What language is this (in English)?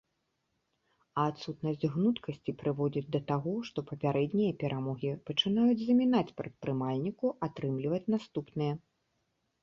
Belarusian